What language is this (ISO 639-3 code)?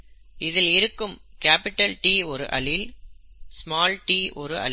tam